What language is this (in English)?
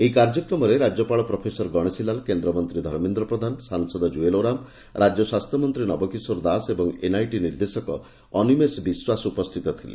Odia